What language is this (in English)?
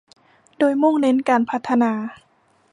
Thai